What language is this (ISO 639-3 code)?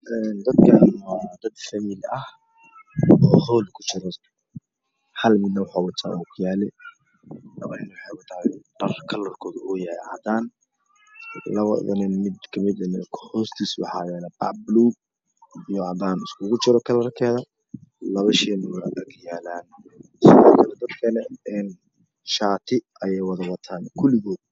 som